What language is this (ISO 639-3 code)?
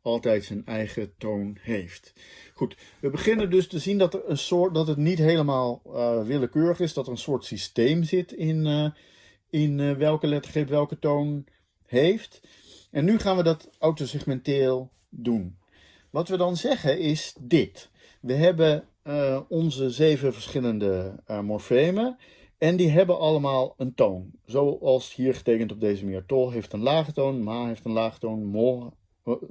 nld